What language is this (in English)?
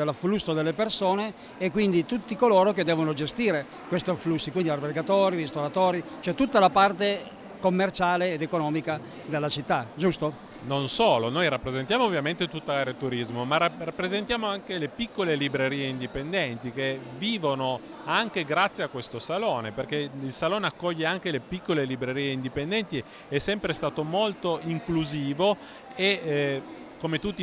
Italian